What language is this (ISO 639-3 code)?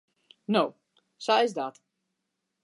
fry